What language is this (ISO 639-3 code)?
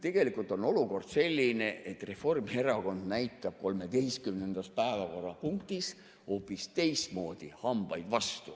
est